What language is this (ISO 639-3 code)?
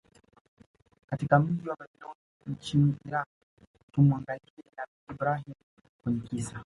swa